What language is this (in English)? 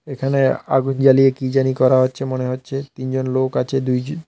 Bangla